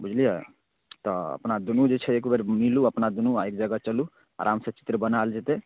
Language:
Maithili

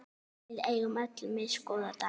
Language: Icelandic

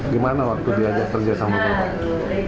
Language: Indonesian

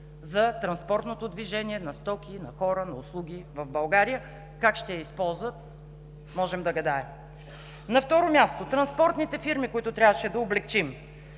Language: Bulgarian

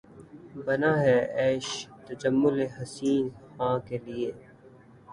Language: Urdu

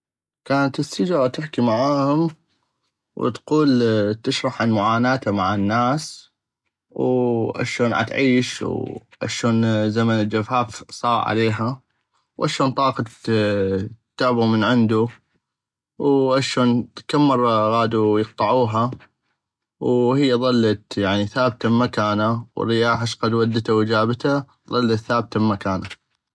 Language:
North Mesopotamian Arabic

